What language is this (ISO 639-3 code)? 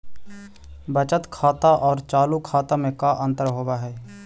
mag